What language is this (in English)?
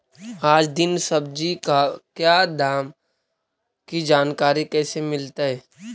Magahi